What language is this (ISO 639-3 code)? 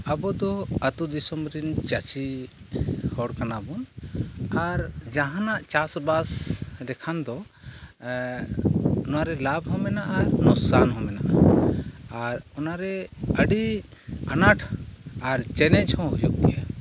sat